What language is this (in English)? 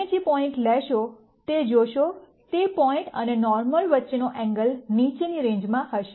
Gujarati